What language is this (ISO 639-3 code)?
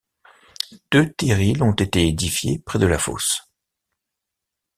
fra